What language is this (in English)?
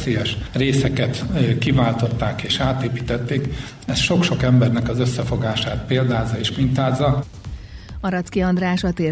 Hungarian